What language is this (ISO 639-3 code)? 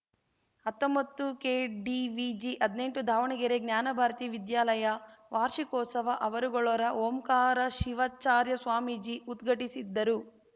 kan